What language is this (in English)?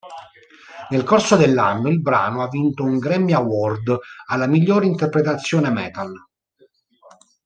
Italian